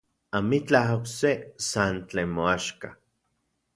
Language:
Central Puebla Nahuatl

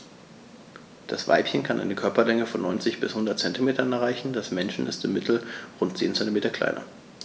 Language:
German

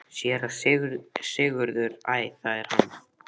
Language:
Icelandic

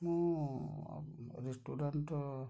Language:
Odia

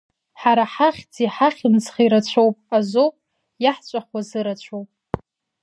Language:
Abkhazian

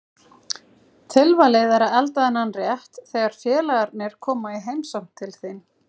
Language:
Icelandic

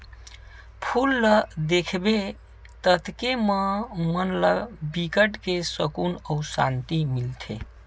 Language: Chhattisgarhi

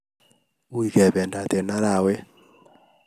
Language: Kalenjin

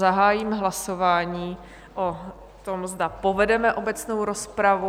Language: Czech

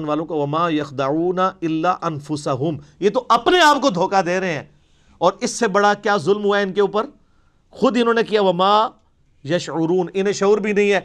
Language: Urdu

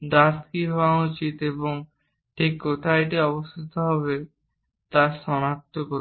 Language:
Bangla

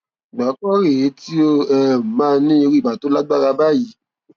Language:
Yoruba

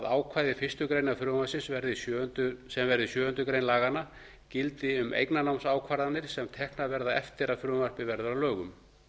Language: Icelandic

